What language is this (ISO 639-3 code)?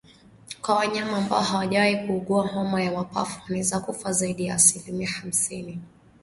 swa